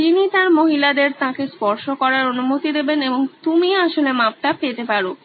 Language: Bangla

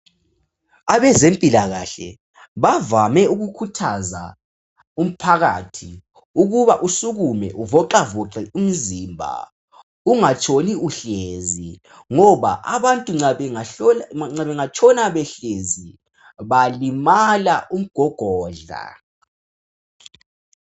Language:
North Ndebele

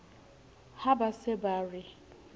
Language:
Southern Sotho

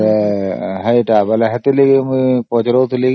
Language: Odia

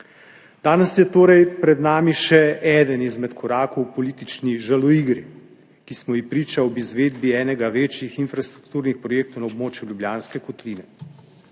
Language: Slovenian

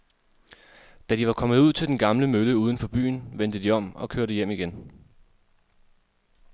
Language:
Danish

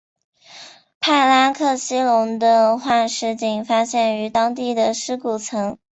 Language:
Chinese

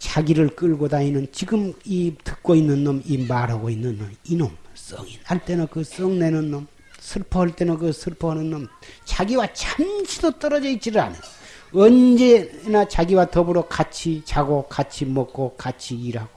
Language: Korean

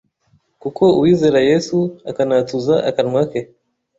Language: Kinyarwanda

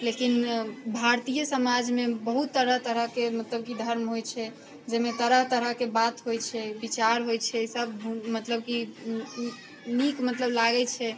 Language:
Maithili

